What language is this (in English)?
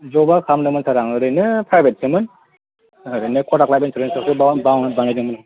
Bodo